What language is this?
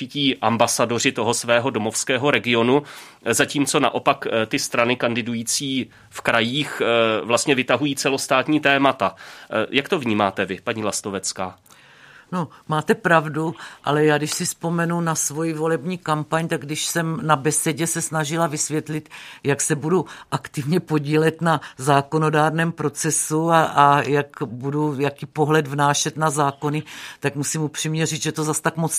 Czech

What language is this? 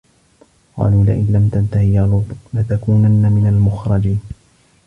Arabic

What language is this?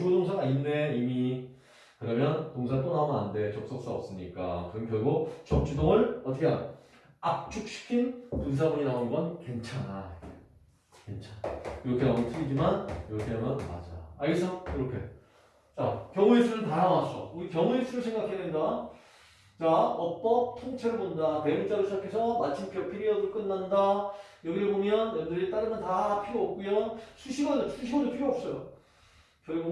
Korean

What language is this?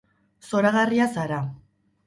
Basque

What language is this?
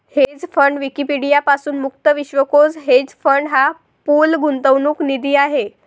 Marathi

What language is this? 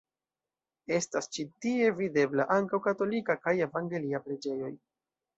Esperanto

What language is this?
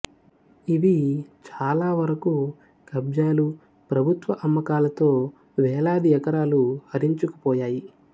Telugu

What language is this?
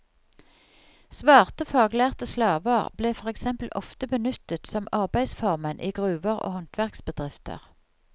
Norwegian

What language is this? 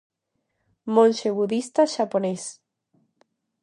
Galician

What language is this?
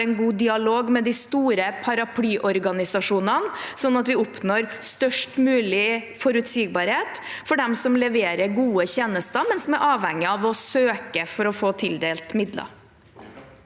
Norwegian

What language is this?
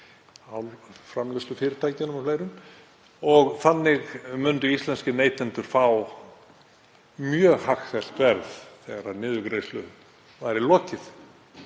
Icelandic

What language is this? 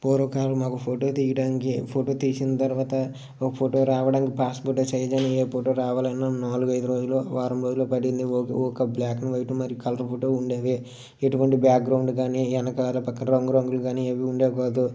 Telugu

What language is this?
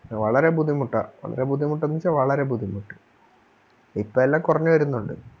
Malayalam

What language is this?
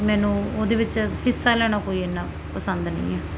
Punjabi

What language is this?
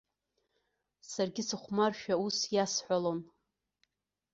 Abkhazian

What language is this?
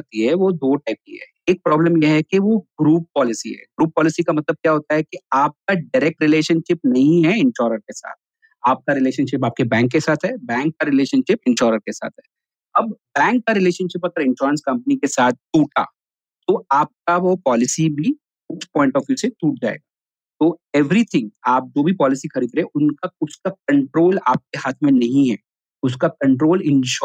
Hindi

